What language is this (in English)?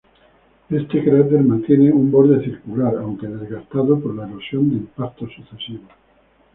Spanish